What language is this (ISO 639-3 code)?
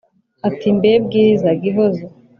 kin